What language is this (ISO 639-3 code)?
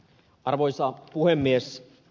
fin